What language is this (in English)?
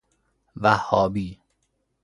Persian